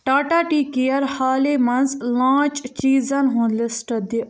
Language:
Kashmiri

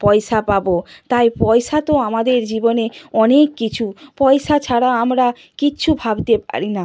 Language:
Bangla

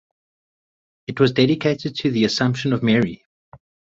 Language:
English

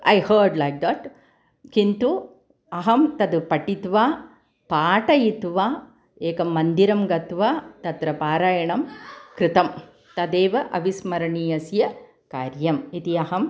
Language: Sanskrit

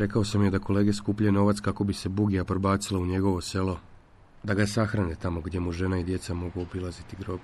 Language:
Croatian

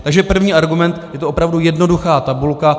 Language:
Czech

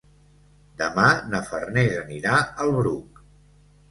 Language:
Catalan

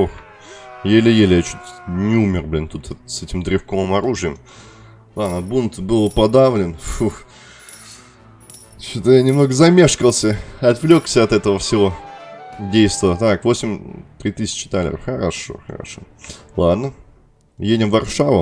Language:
Russian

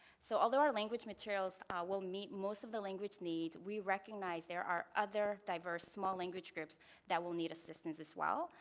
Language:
English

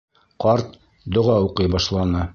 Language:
Bashkir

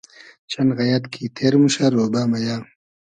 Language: Hazaragi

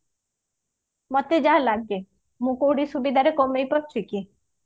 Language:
Odia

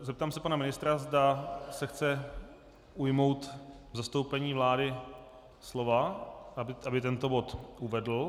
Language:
Czech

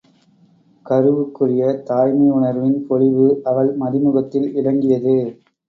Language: Tamil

